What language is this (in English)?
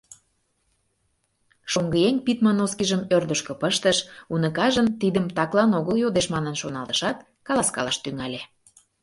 Mari